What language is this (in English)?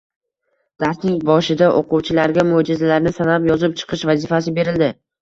Uzbek